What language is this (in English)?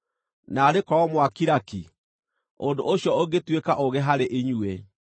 Kikuyu